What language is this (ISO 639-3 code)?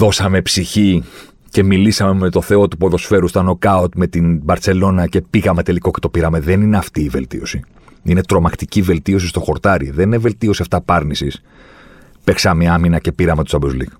ell